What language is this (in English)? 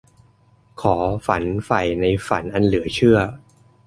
Thai